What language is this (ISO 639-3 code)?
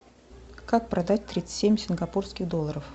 rus